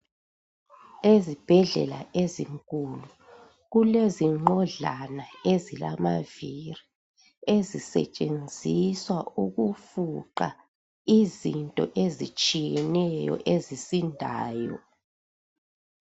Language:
North Ndebele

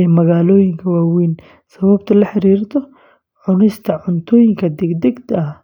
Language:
Somali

